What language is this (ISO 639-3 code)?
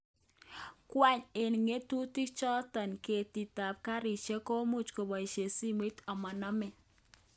kln